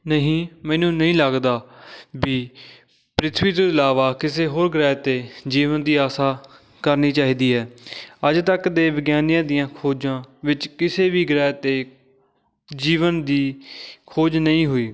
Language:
Punjabi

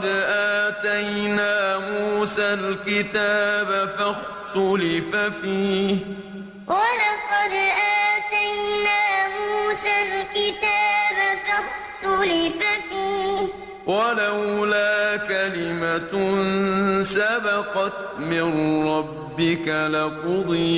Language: Arabic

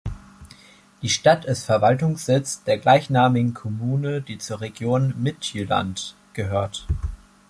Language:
German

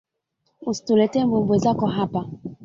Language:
Swahili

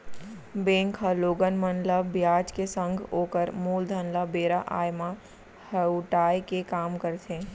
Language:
Chhattisgarhi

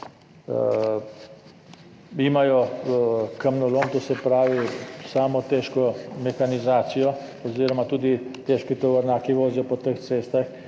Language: Slovenian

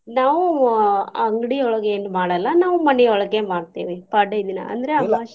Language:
Kannada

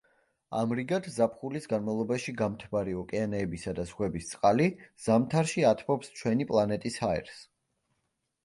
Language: Georgian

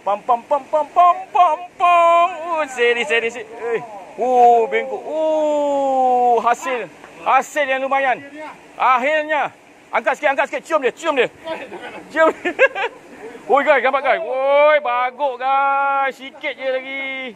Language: Malay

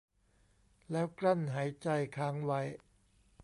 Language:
Thai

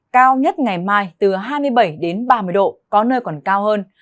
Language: Vietnamese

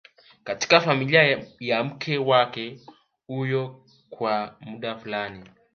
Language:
Swahili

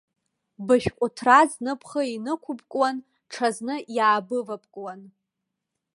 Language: Abkhazian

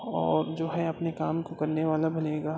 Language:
Urdu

